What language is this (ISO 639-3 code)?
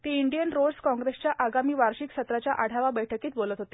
mar